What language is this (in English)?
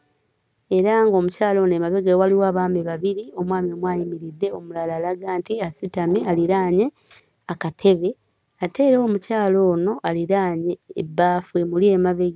Ganda